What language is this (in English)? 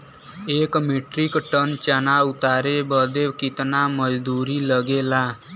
Bhojpuri